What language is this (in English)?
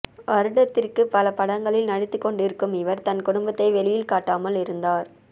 Tamil